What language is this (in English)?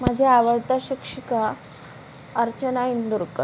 Marathi